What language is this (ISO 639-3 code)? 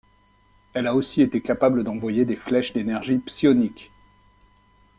fra